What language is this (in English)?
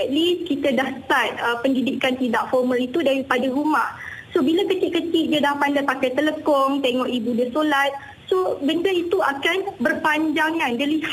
Malay